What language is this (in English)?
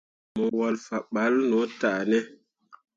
Mundang